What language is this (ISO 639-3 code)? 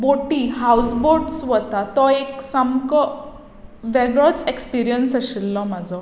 kok